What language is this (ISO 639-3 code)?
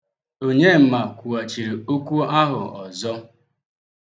ibo